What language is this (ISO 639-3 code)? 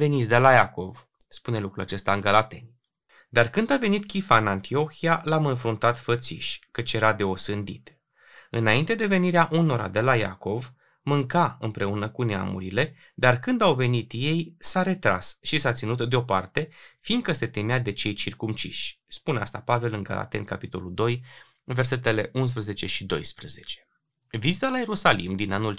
ron